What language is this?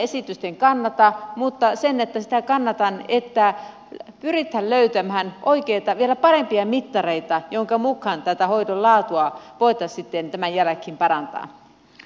Finnish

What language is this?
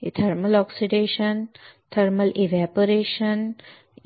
Marathi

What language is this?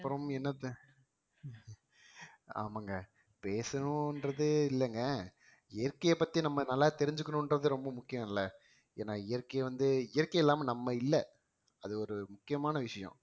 Tamil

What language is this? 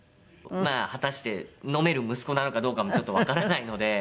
Japanese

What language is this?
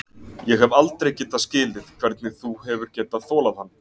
Icelandic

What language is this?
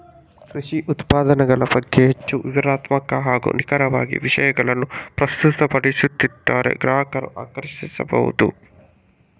Kannada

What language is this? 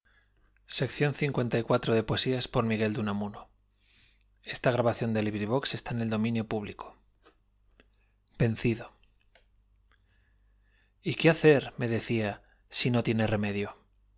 Spanish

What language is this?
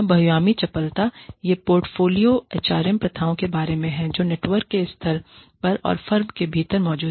Hindi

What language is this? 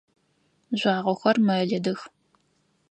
Adyghe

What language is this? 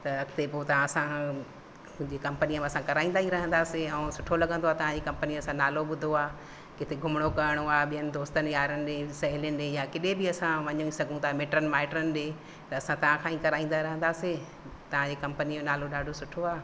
Sindhi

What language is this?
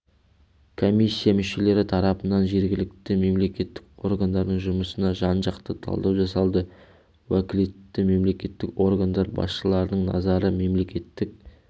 Kazakh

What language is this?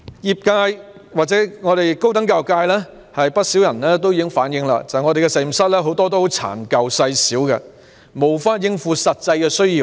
Cantonese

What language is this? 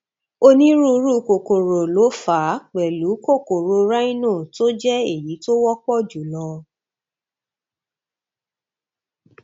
Yoruba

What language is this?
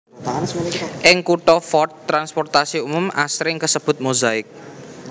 Javanese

